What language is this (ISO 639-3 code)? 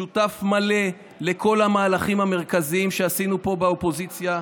heb